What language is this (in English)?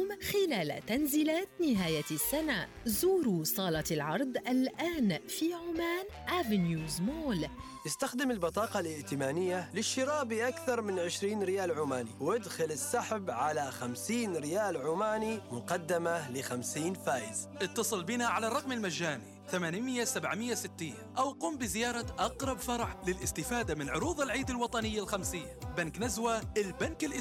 Arabic